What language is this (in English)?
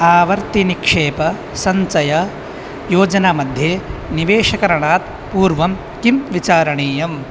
Sanskrit